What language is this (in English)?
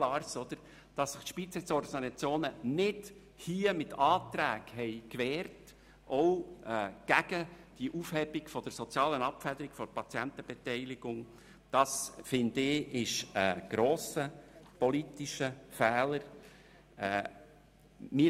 Swiss German